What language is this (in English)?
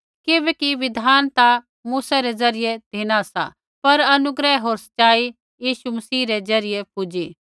Kullu Pahari